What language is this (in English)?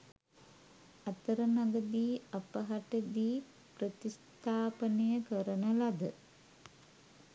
Sinhala